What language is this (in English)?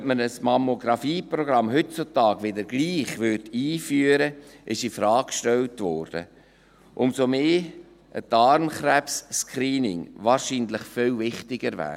Swiss German